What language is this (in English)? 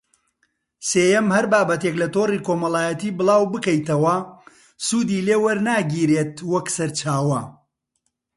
Central Kurdish